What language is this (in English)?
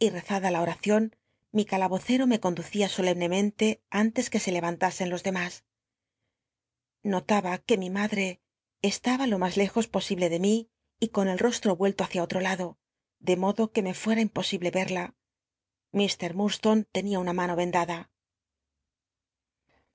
Spanish